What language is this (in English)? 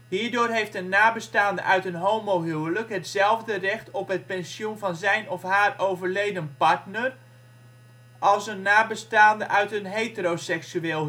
Dutch